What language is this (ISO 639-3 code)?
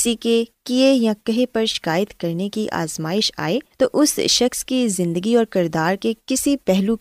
urd